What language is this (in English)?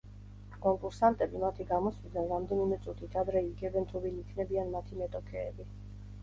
Georgian